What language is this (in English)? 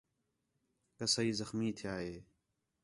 Khetrani